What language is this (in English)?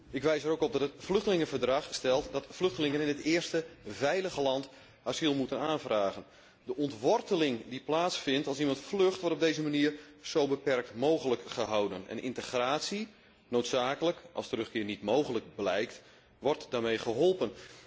Dutch